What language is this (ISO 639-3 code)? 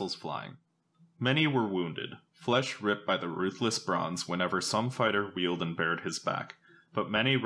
eng